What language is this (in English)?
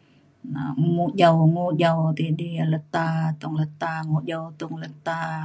Mainstream Kenyah